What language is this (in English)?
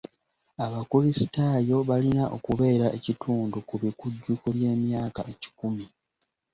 Ganda